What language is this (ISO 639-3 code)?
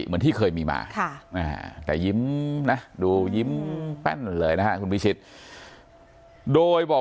tha